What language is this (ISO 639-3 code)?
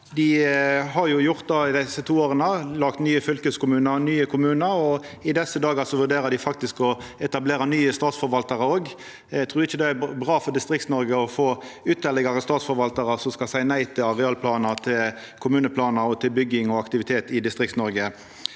nor